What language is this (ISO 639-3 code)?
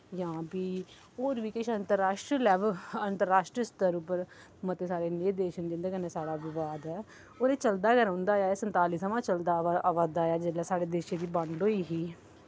doi